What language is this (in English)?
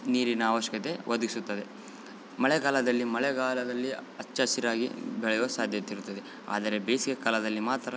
Kannada